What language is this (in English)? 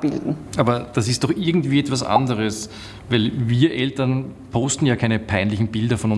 German